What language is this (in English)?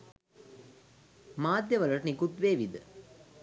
Sinhala